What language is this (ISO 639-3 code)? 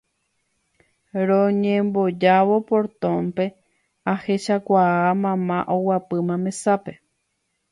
grn